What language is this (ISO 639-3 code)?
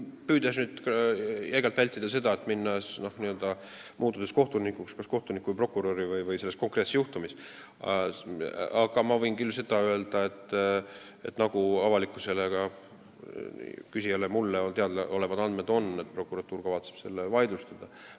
est